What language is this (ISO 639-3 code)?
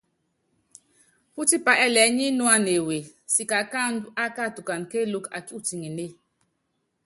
yav